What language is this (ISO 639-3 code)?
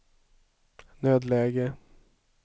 swe